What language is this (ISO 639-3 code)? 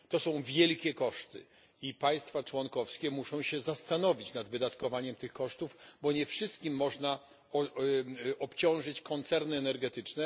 pol